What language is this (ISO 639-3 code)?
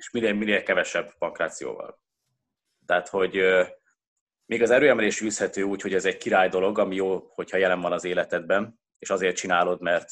hun